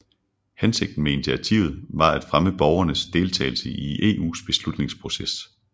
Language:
Danish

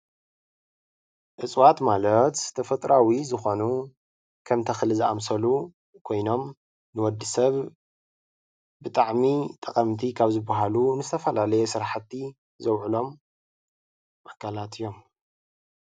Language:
Tigrinya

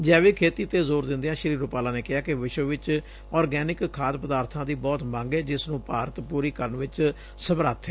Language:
Punjabi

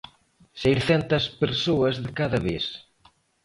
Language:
Galician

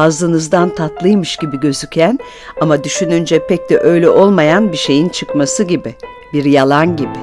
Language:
Turkish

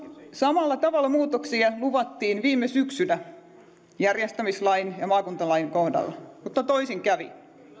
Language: Finnish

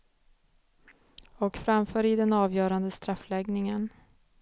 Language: Swedish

